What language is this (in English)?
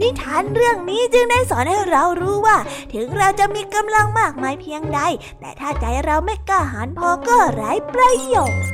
Thai